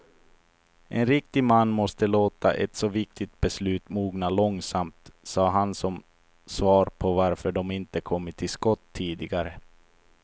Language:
Swedish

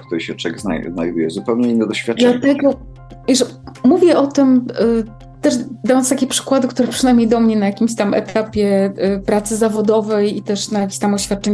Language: Polish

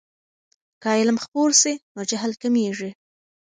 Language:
Pashto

